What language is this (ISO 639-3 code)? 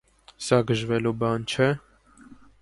hye